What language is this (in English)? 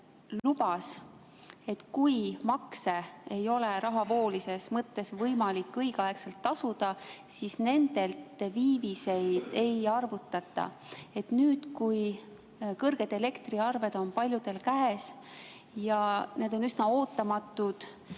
Estonian